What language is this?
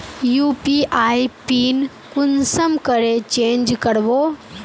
Magahi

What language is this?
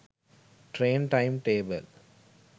Sinhala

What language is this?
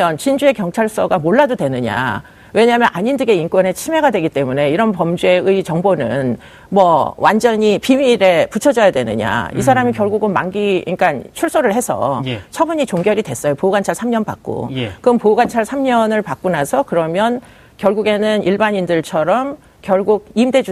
Korean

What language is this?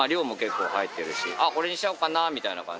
Japanese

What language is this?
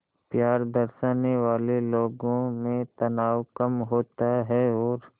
Hindi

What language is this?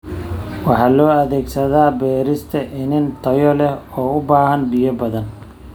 Somali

